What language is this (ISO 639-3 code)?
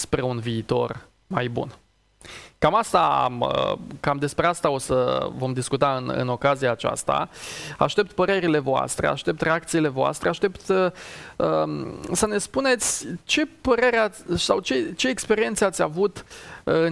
ron